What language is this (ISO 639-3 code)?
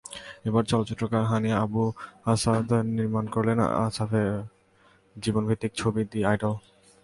ben